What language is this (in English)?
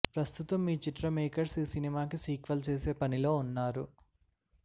Telugu